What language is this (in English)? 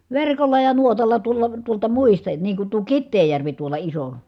Finnish